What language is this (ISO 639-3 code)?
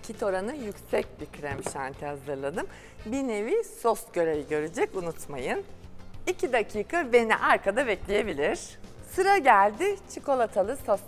tur